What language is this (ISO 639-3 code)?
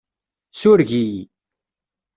kab